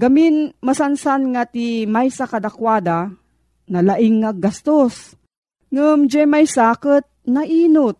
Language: Filipino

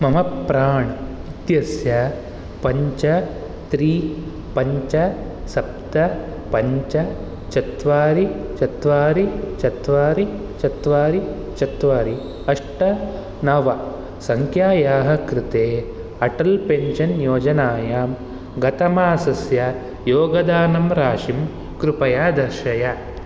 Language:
Sanskrit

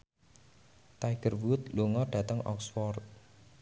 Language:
Javanese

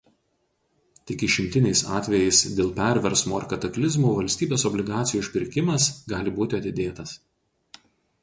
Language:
Lithuanian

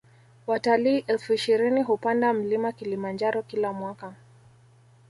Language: Swahili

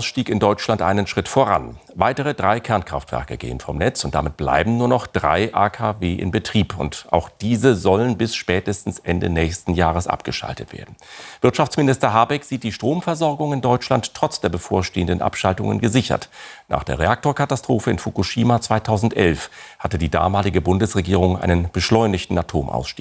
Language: German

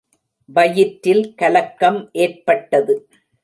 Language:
Tamil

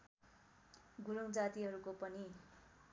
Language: Nepali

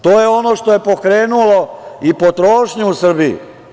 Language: Serbian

